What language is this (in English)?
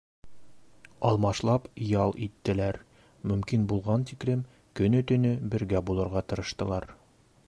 Bashkir